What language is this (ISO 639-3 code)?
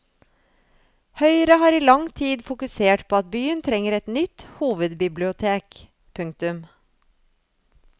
nor